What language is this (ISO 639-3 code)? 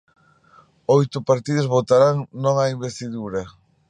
glg